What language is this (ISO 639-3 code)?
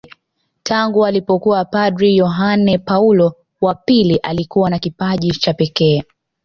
swa